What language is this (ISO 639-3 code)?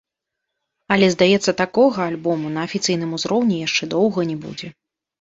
bel